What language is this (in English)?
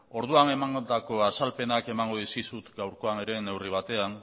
Basque